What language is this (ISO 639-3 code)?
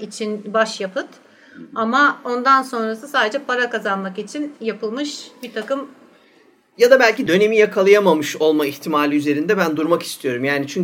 tur